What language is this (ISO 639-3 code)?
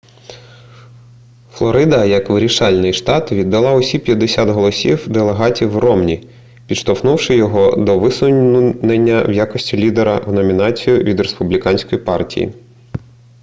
ukr